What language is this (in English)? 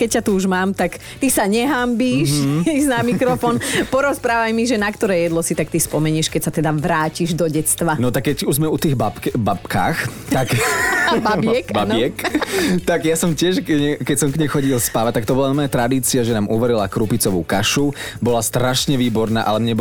Slovak